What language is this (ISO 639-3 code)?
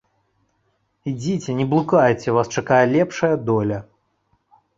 bel